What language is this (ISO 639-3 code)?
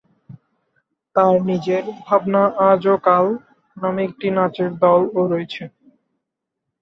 ben